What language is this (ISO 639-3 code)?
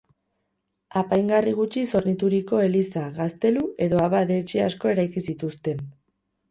eus